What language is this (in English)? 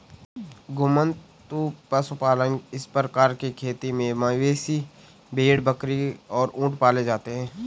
Hindi